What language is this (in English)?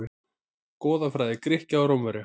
Icelandic